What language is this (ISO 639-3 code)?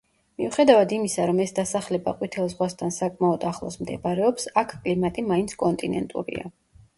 kat